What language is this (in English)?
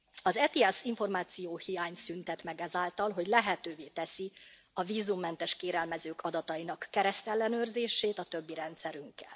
Hungarian